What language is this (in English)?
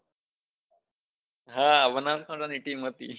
Gujarati